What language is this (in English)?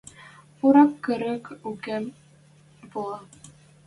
Western Mari